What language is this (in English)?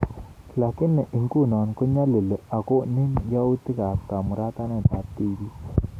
Kalenjin